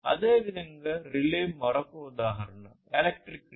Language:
Telugu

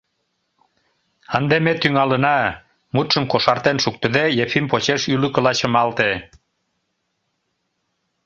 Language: Mari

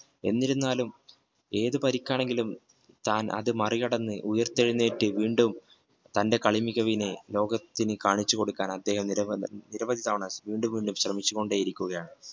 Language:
Malayalam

